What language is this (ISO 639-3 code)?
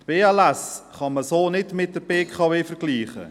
gsw